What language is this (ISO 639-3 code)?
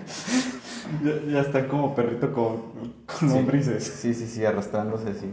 spa